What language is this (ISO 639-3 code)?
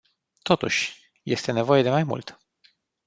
ron